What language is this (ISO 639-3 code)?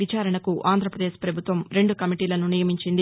tel